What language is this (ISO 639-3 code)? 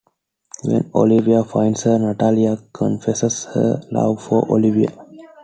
eng